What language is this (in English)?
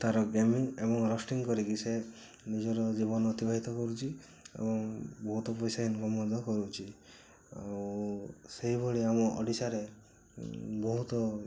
Odia